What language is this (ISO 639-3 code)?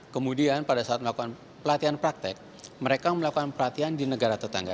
ind